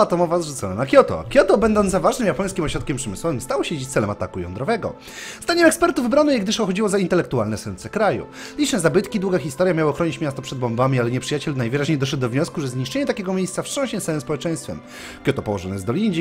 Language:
Polish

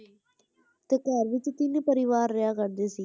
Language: Punjabi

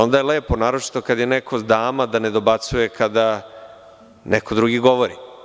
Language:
Serbian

